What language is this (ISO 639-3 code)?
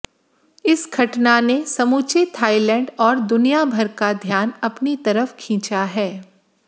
hin